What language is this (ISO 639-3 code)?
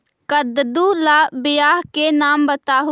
mag